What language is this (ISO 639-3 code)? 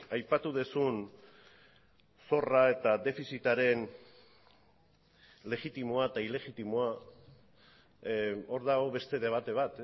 eus